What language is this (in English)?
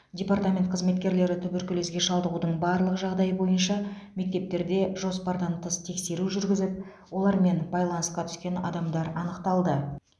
Kazakh